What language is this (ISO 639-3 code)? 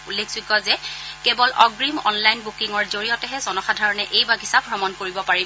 asm